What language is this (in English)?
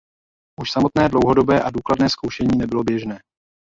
Czech